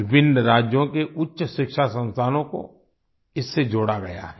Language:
Hindi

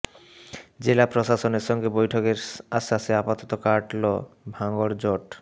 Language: Bangla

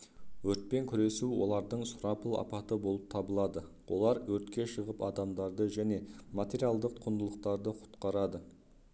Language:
Kazakh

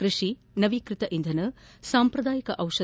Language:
Kannada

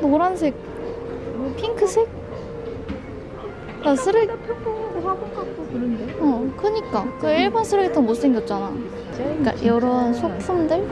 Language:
Korean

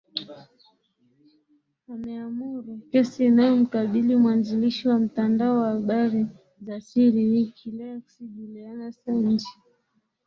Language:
Swahili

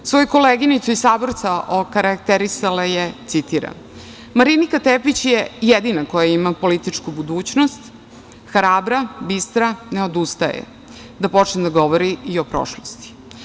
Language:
Serbian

